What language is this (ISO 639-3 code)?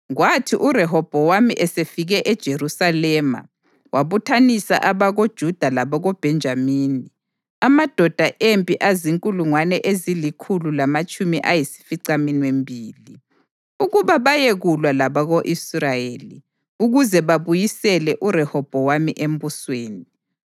nde